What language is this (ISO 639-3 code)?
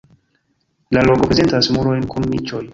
epo